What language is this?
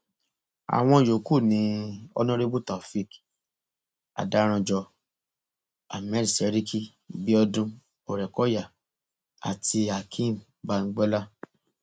Yoruba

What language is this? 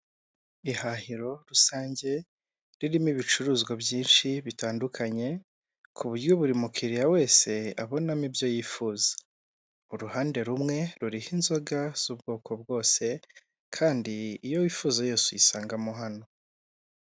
Kinyarwanda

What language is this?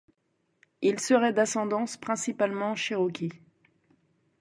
French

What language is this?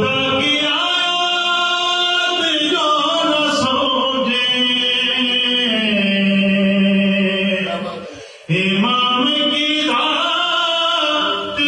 Romanian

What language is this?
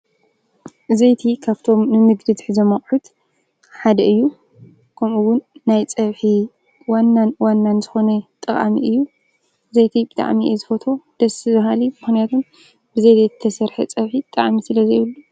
Tigrinya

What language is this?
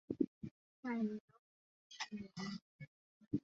Swahili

